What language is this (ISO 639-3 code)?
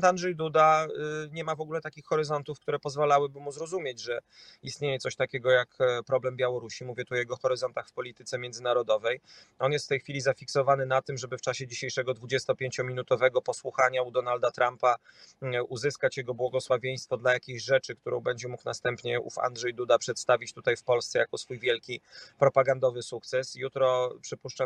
pol